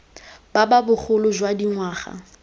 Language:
Tswana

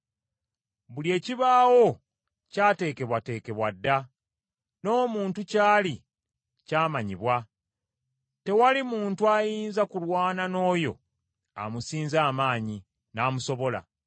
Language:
Ganda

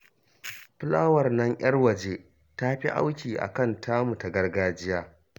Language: Hausa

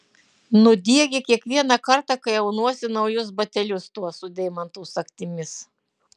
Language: Lithuanian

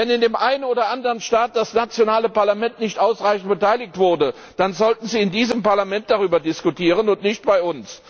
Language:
German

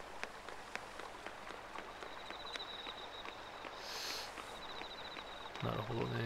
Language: Japanese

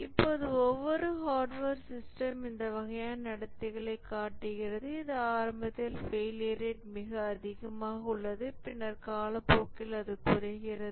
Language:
Tamil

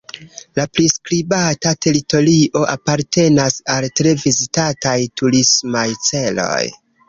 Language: Esperanto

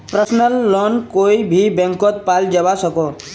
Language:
Magahi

